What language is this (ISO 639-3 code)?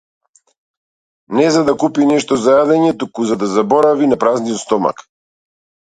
mkd